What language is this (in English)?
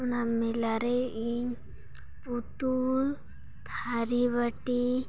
Santali